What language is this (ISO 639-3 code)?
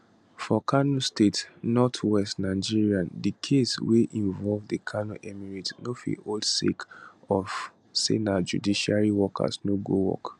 pcm